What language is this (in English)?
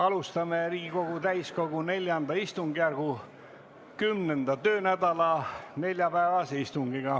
Estonian